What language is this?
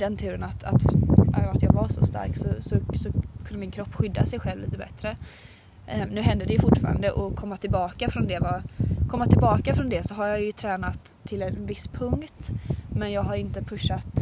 Swedish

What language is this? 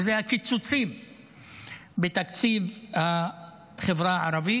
Hebrew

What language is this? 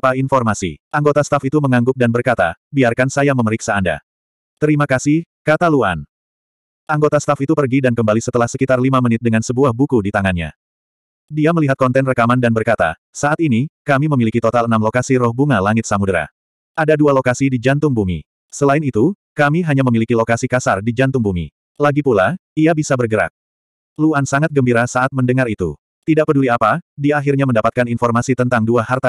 Indonesian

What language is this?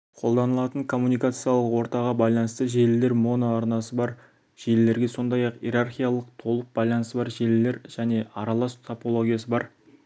Kazakh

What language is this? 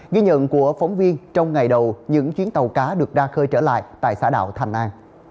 Vietnamese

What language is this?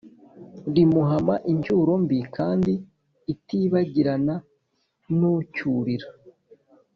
Kinyarwanda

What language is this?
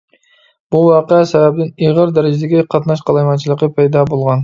Uyghur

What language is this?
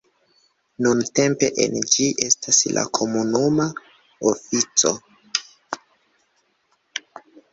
Esperanto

